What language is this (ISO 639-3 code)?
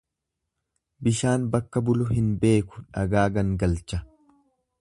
orm